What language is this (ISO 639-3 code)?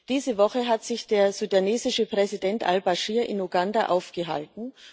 deu